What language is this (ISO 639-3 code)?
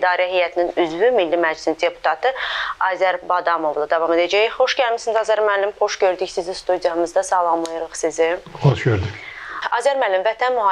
tur